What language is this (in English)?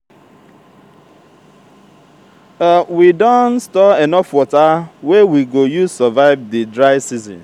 Nigerian Pidgin